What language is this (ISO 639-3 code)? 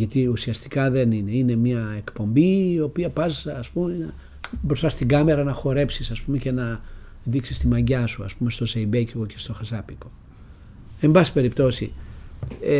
ell